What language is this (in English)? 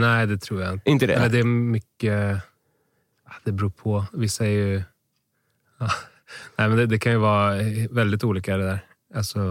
Swedish